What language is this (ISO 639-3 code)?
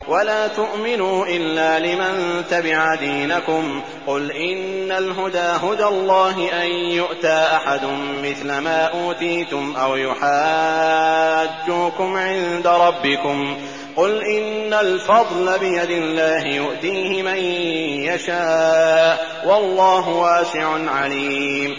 ara